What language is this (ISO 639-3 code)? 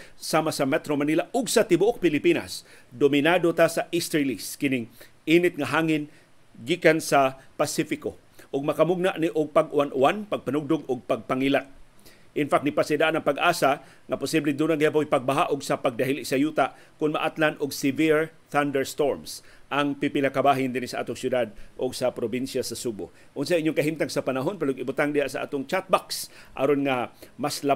fil